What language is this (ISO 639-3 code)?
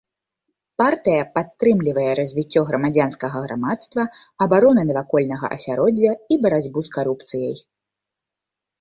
bel